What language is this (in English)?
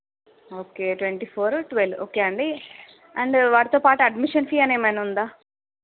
Telugu